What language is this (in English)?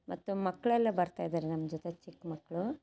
Kannada